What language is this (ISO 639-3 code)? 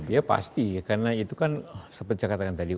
ind